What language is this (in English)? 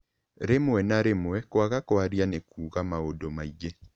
Kikuyu